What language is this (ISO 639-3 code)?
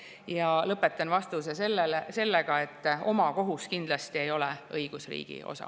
est